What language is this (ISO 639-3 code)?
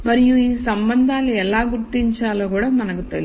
tel